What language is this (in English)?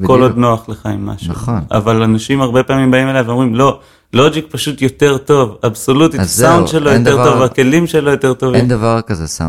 Hebrew